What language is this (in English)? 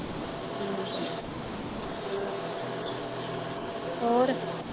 Punjabi